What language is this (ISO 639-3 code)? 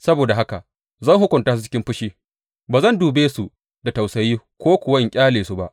hau